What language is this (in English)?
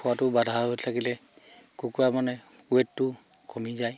Assamese